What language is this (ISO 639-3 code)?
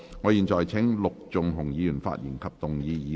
yue